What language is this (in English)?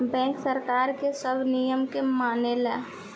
Bhojpuri